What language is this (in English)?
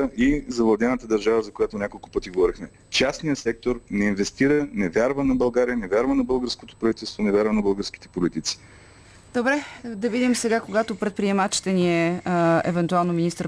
Bulgarian